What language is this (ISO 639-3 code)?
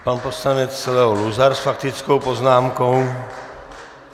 ces